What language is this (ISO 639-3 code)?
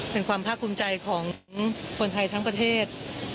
tha